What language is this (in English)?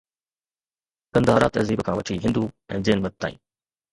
Sindhi